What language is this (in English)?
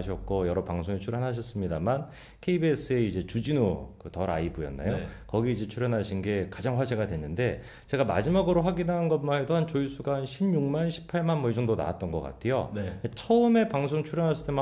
Korean